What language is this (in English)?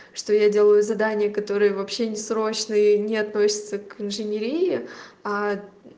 Russian